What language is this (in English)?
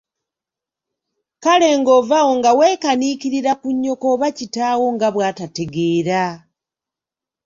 Ganda